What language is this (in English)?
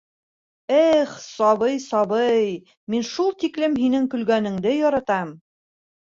Bashkir